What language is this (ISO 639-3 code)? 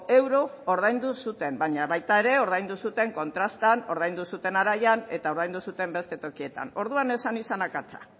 eus